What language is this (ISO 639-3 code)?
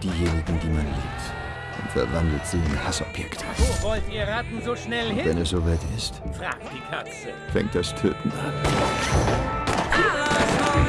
deu